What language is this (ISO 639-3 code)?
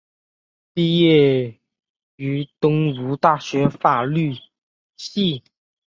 zho